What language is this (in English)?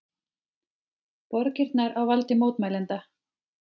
Icelandic